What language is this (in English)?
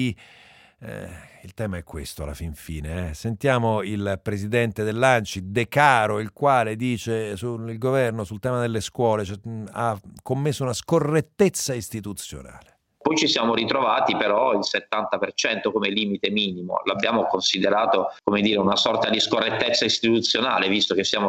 Italian